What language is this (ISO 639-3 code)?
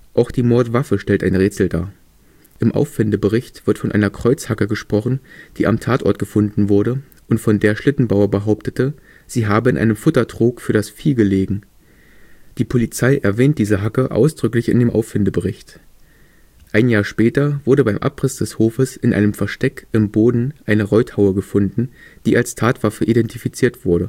deu